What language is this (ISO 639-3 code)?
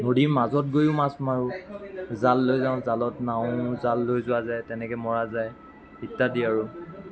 asm